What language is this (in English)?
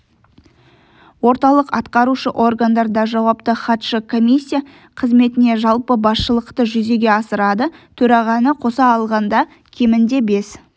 Kazakh